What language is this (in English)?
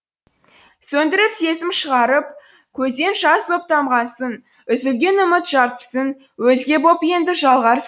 Kazakh